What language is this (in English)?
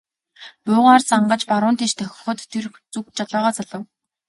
Mongolian